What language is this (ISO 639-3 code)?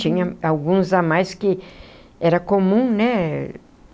por